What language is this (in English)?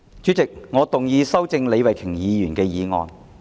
Cantonese